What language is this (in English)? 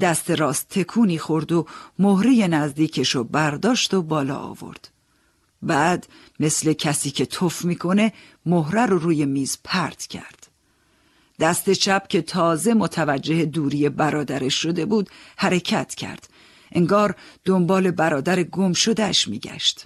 Persian